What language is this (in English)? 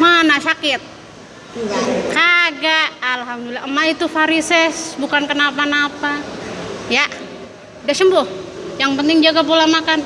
Indonesian